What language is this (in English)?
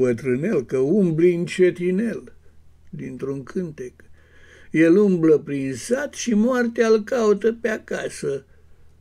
Romanian